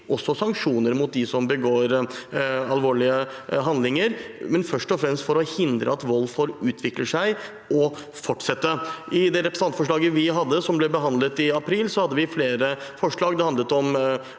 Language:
Norwegian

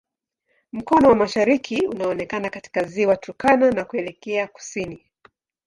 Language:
Swahili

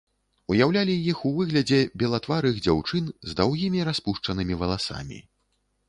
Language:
Belarusian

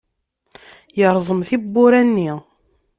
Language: Kabyle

